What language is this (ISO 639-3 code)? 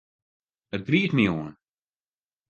fry